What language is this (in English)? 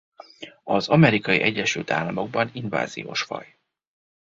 Hungarian